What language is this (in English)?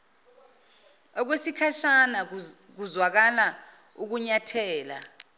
Zulu